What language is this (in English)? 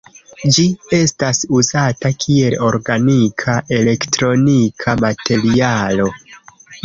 Esperanto